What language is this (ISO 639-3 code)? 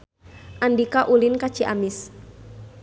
sun